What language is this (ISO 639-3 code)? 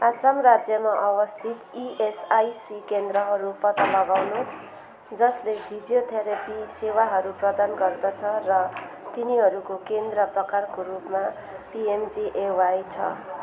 nep